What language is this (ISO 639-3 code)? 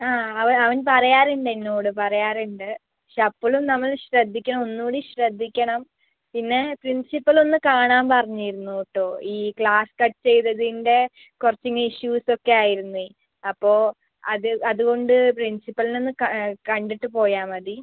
mal